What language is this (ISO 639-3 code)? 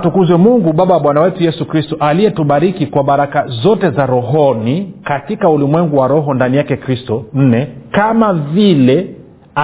swa